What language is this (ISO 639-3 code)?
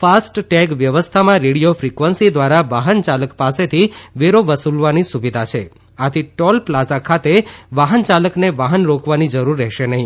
guj